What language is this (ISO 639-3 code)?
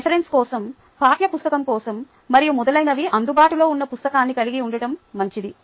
tel